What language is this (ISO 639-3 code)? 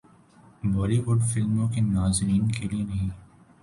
urd